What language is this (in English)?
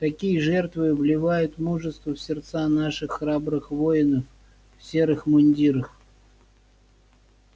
Russian